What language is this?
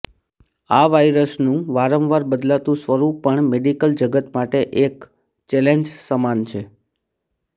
Gujarati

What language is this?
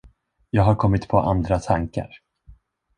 Swedish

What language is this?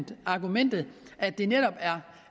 Danish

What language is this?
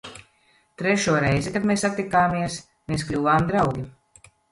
Latvian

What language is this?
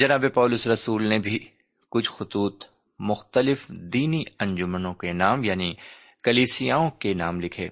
Urdu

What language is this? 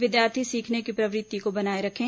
Hindi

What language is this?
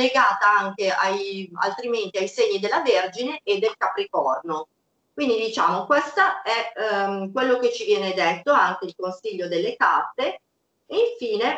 Italian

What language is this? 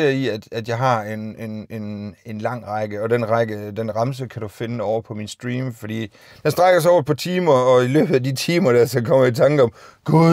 Danish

